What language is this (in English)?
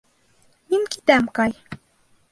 Bashkir